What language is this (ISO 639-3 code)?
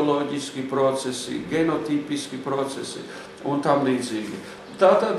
lav